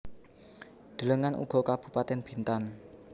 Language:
Javanese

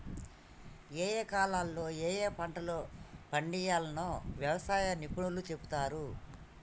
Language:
Telugu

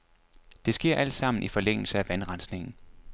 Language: Danish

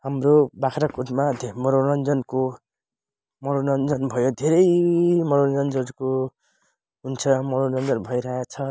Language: Nepali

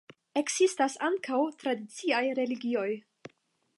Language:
Esperanto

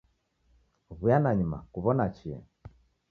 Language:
Taita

